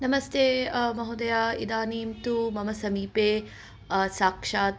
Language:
Sanskrit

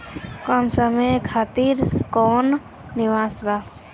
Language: Bhojpuri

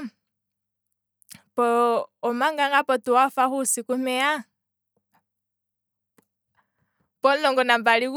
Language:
Kwambi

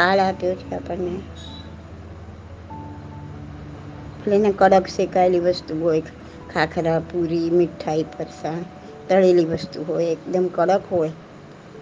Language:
Gujarati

